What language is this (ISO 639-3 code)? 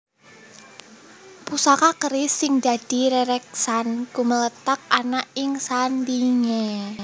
jav